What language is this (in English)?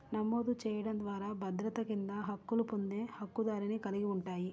Telugu